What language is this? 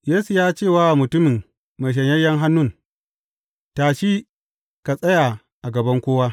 Hausa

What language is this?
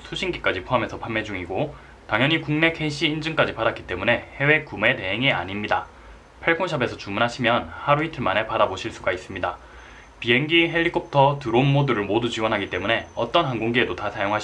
Korean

